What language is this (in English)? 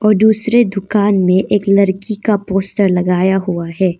Hindi